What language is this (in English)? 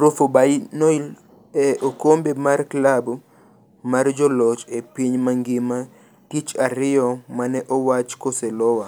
Luo (Kenya and Tanzania)